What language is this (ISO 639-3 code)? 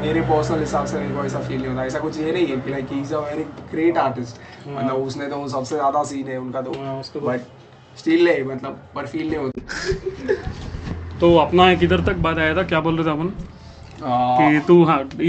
hin